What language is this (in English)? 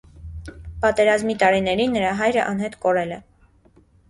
Armenian